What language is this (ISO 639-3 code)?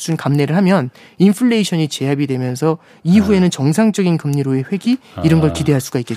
kor